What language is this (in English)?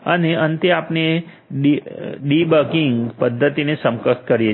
Gujarati